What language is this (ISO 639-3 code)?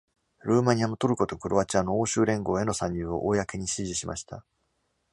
jpn